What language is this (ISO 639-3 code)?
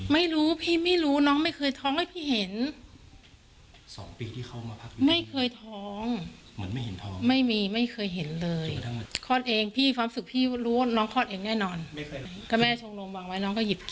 tha